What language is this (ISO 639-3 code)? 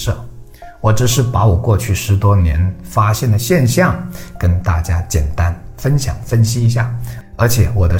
zho